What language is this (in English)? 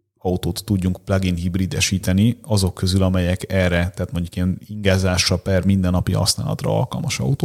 Hungarian